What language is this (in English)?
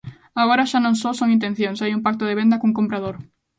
Galician